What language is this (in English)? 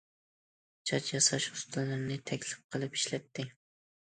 Uyghur